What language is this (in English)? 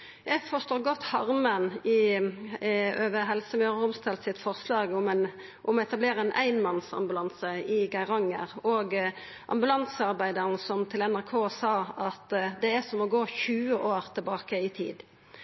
Norwegian Nynorsk